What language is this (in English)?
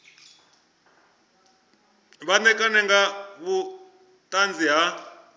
Venda